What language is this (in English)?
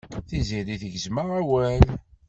Kabyle